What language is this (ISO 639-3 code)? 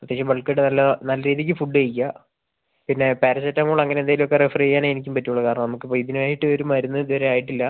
mal